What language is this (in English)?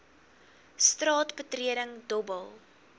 Afrikaans